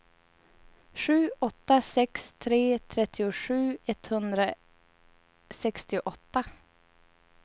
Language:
Swedish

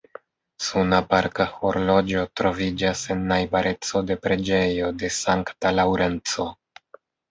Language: Esperanto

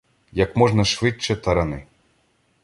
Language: Ukrainian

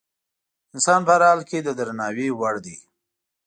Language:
Pashto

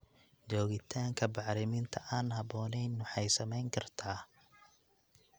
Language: Somali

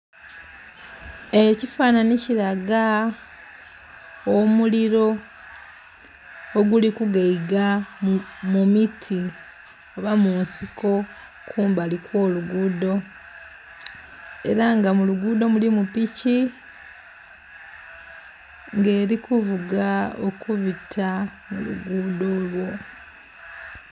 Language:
Soga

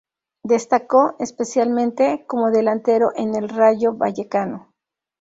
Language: Spanish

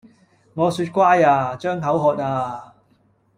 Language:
Cantonese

